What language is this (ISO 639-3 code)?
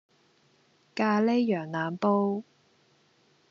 yue